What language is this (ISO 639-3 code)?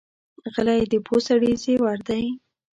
pus